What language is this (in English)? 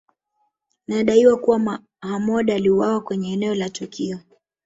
Swahili